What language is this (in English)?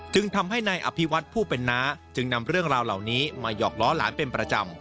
Thai